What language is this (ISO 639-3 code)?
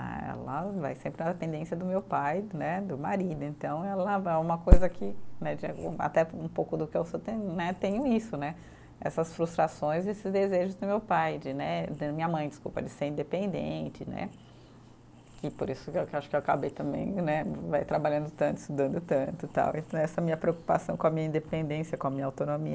por